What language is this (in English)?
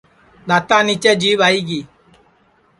Sansi